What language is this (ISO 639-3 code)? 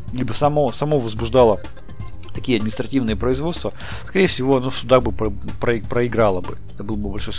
rus